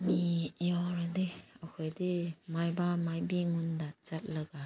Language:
Manipuri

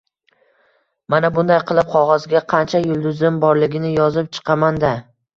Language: Uzbek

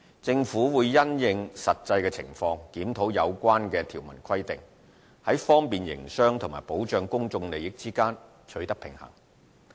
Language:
Cantonese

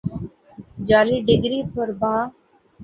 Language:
Urdu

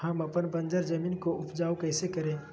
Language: Magahi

